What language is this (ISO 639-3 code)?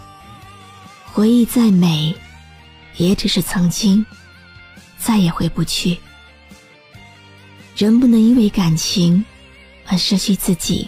zho